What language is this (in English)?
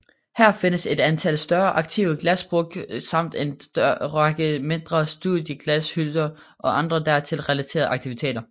Danish